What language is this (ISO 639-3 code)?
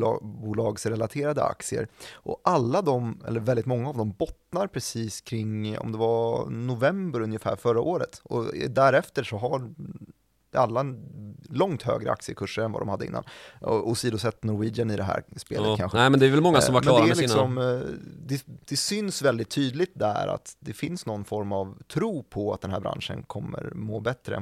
swe